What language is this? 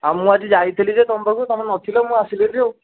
Odia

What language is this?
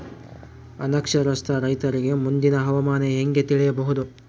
Kannada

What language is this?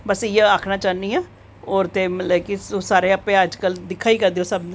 Dogri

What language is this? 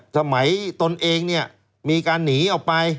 Thai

